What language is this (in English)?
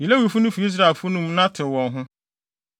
Akan